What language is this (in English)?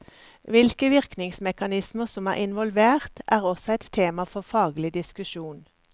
Norwegian